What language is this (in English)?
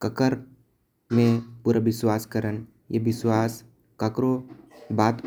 Korwa